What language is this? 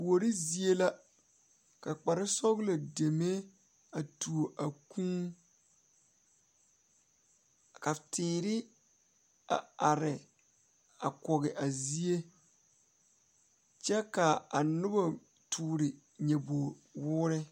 Southern Dagaare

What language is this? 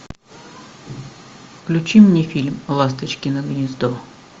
Russian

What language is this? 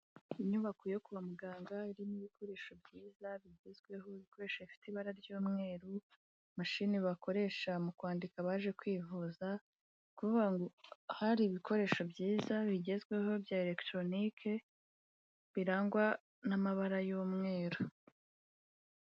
Kinyarwanda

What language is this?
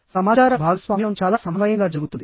Telugu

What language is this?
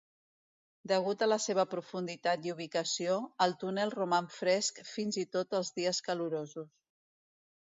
Catalan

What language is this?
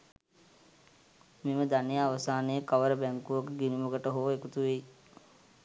Sinhala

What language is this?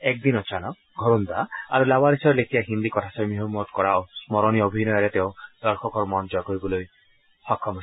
Assamese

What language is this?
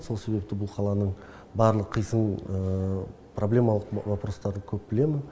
Kazakh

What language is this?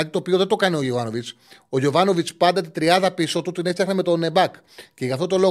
Greek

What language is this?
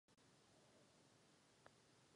Czech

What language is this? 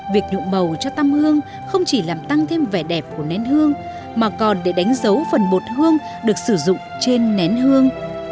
Vietnamese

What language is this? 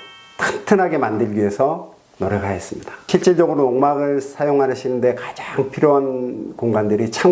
Korean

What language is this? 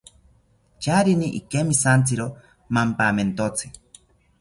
South Ucayali Ashéninka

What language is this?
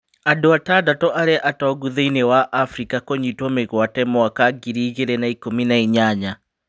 Kikuyu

